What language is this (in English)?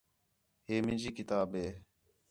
Khetrani